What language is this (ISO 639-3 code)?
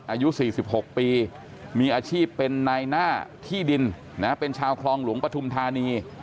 tha